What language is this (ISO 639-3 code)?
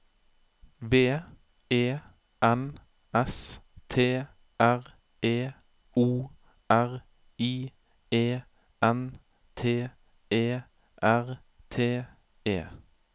nor